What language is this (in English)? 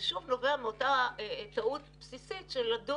Hebrew